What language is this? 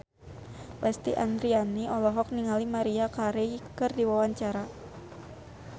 Sundanese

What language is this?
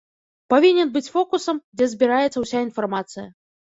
Belarusian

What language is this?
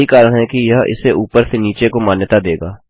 Hindi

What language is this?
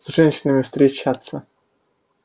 Russian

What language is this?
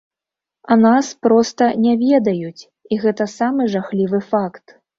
Belarusian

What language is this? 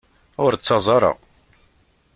Kabyle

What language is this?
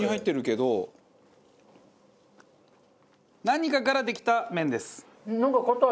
Japanese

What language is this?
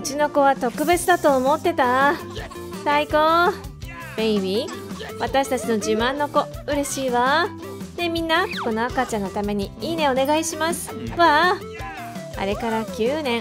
Japanese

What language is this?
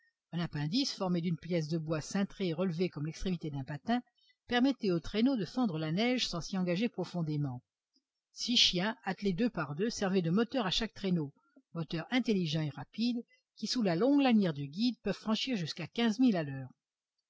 French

